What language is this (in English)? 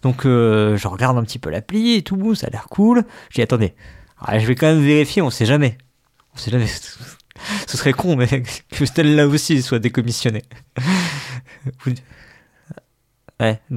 French